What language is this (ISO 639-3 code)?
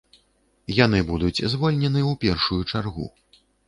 bel